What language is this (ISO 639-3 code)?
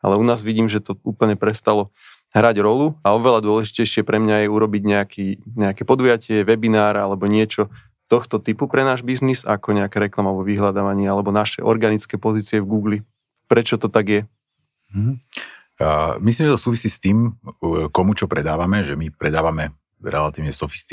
slk